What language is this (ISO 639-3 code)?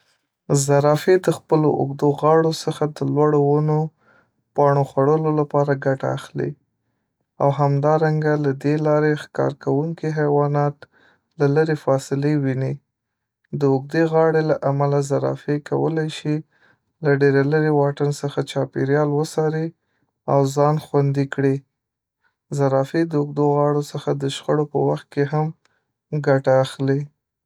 pus